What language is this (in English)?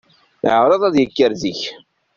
Kabyle